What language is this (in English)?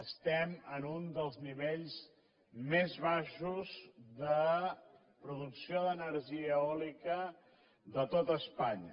Catalan